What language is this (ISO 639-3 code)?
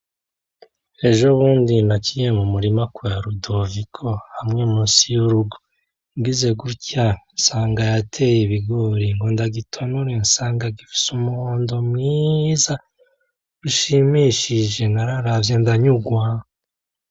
run